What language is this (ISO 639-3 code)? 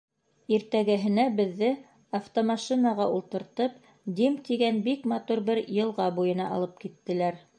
bak